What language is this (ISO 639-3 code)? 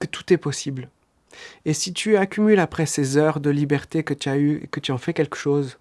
fra